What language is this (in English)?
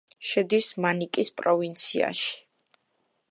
Georgian